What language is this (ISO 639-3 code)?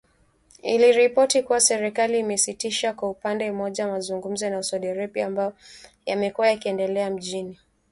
swa